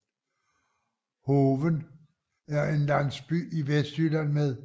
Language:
Danish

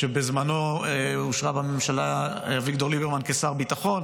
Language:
Hebrew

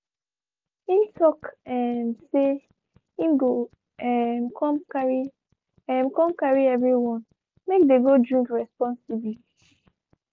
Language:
Nigerian Pidgin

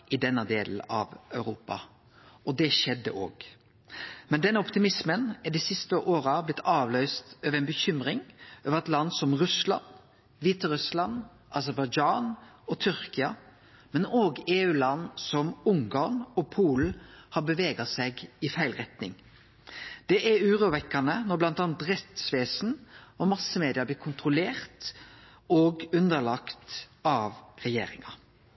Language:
Norwegian Nynorsk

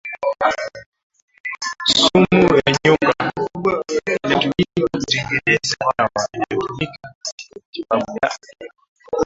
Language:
Swahili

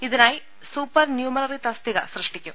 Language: Malayalam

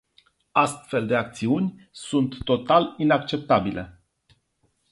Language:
Romanian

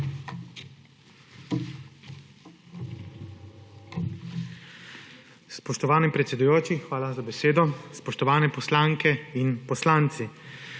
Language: Slovenian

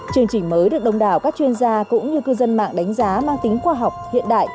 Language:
Vietnamese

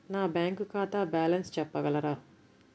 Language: Telugu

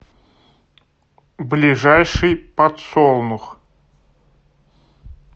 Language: Russian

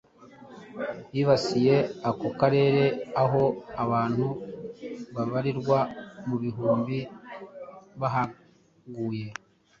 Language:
Kinyarwanda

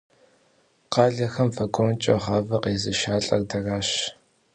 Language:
Kabardian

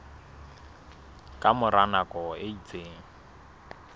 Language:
Southern Sotho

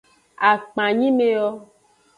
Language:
Aja (Benin)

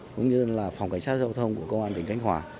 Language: Vietnamese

